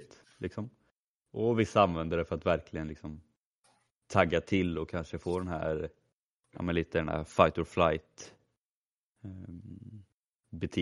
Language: Swedish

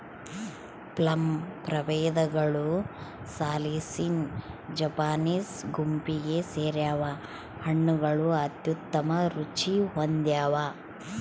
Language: Kannada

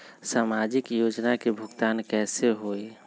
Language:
Magahi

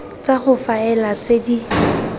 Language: Tswana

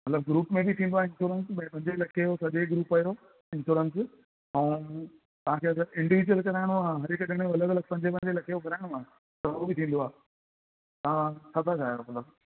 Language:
Sindhi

